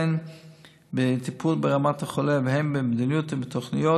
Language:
Hebrew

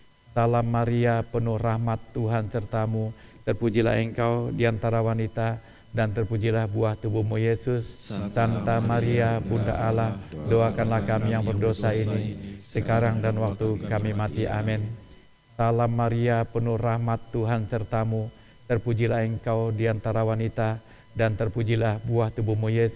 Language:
Indonesian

